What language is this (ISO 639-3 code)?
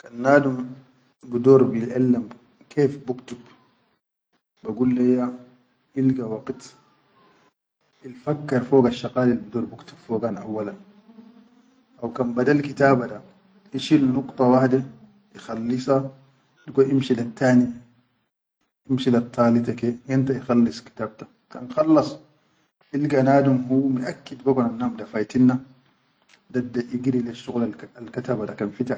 shu